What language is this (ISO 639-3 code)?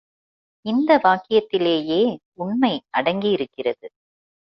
tam